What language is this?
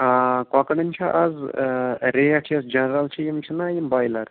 Kashmiri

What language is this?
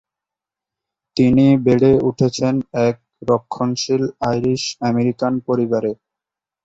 Bangla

